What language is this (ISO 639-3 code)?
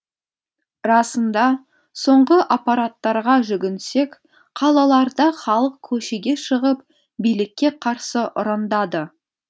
kaz